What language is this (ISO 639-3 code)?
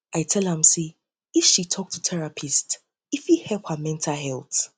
pcm